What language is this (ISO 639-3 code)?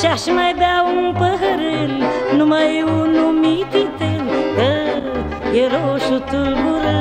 ron